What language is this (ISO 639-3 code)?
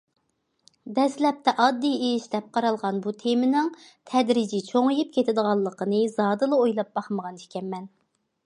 uig